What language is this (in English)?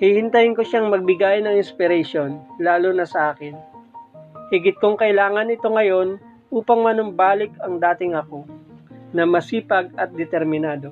Filipino